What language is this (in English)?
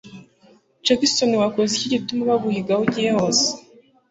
Kinyarwanda